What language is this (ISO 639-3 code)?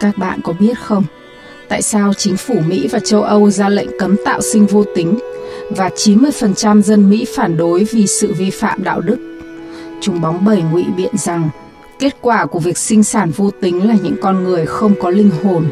vie